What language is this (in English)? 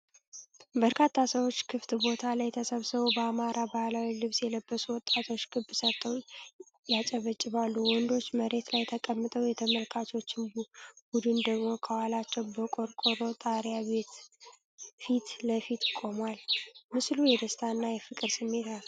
Amharic